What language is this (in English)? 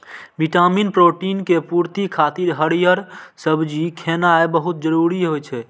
Maithili